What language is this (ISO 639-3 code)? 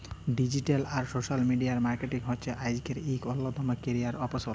ben